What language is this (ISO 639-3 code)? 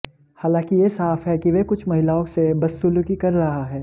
hin